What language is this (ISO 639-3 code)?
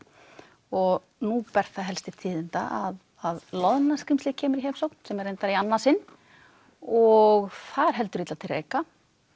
isl